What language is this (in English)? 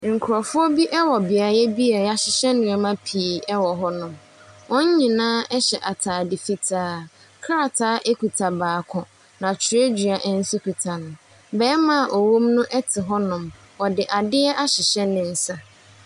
Akan